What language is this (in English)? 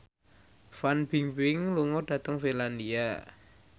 Javanese